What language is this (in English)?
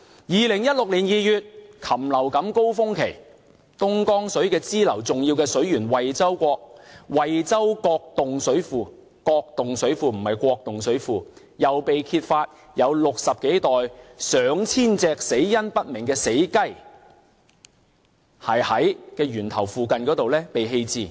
Cantonese